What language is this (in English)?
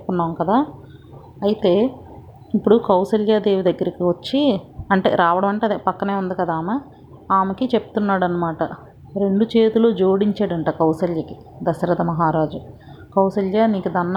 Telugu